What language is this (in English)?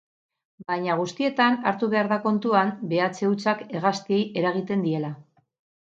Basque